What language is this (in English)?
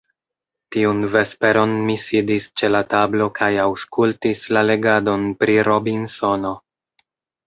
Esperanto